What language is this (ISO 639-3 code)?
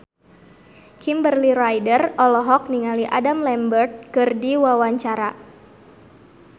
sun